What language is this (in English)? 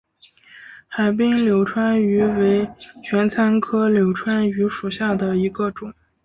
Chinese